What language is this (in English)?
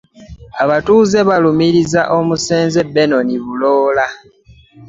Ganda